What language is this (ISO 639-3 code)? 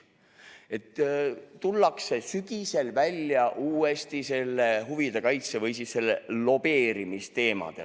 est